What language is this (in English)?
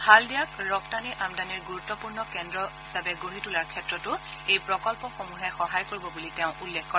Assamese